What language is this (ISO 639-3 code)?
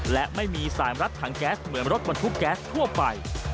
tha